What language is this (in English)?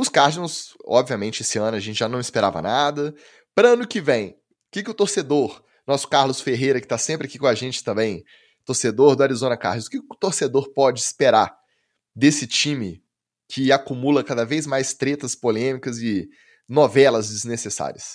Portuguese